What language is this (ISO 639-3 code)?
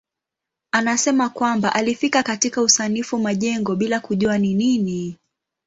swa